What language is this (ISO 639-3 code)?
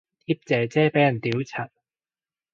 yue